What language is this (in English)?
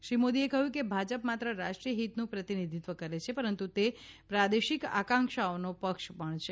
Gujarati